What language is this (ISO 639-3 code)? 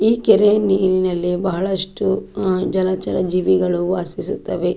kan